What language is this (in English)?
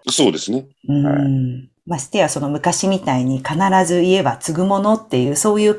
Japanese